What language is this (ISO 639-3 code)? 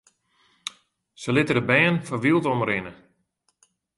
fry